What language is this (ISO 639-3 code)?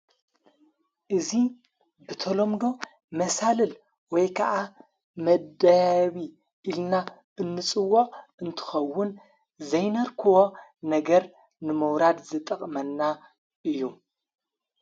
tir